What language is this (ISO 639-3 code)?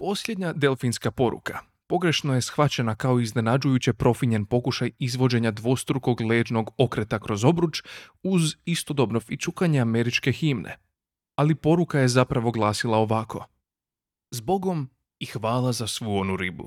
hrv